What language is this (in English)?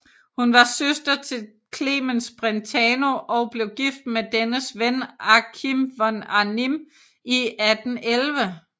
Danish